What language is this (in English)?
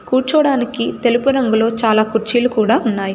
Telugu